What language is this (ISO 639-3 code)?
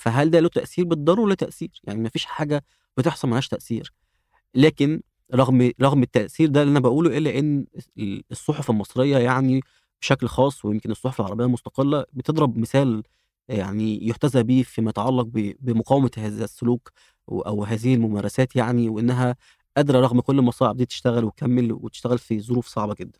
ara